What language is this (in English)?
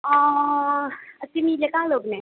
Nepali